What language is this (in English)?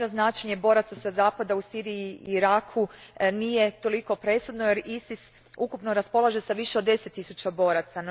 Croatian